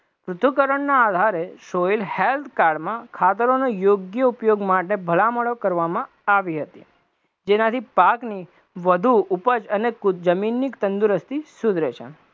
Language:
Gujarati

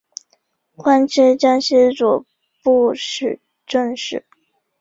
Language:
Chinese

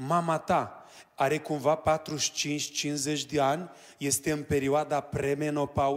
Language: Romanian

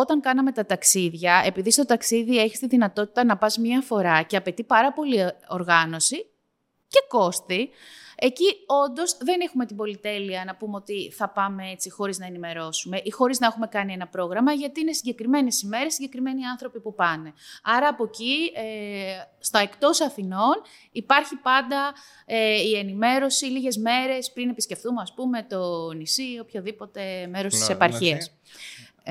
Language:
Greek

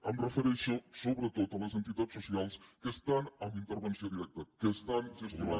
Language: Catalan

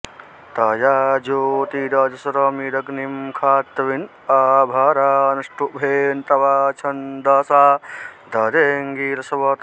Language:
Sanskrit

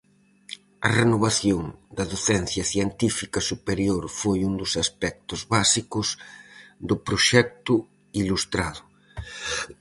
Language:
Galician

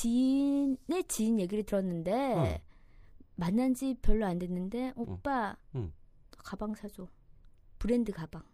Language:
Korean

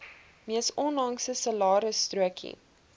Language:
Afrikaans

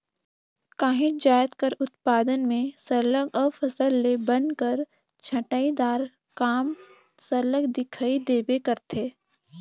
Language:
Chhattisgarhi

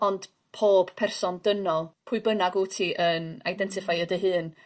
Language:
Welsh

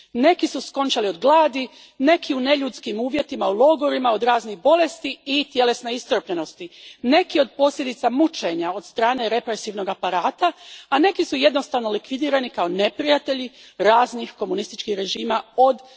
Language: Croatian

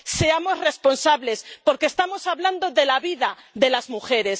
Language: Spanish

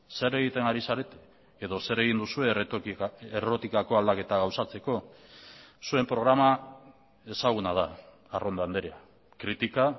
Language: Basque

